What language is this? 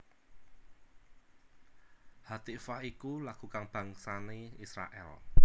Javanese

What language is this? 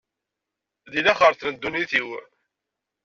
Kabyle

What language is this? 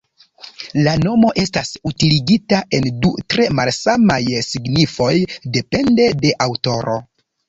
Esperanto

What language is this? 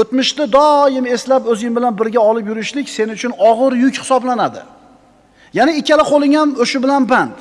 Uzbek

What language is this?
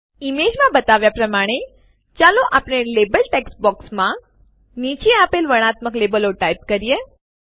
Gujarati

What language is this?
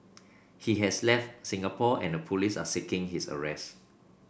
English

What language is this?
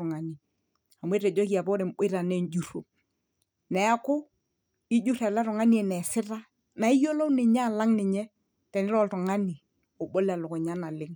Masai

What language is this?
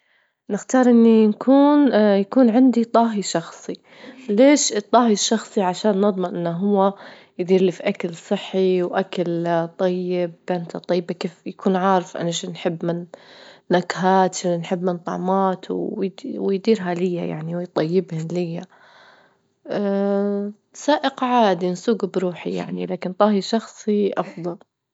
Libyan Arabic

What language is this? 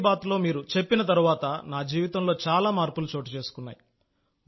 Telugu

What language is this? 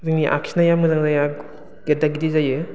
Bodo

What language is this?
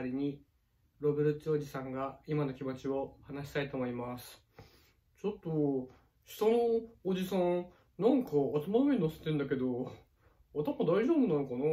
Japanese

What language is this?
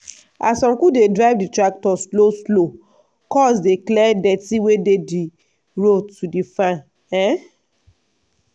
Nigerian Pidgin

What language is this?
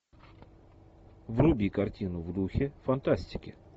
Russian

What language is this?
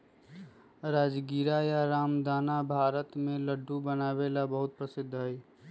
Magahi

